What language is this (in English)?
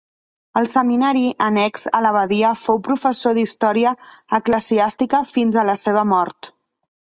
Catalan